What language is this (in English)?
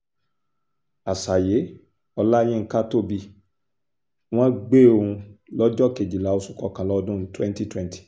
Yoruba